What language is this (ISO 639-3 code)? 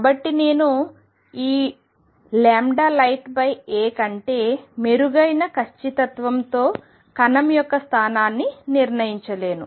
tel